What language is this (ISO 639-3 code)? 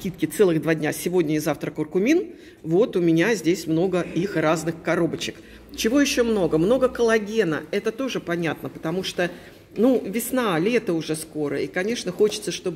rus